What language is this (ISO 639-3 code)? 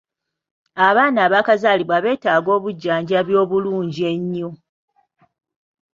lug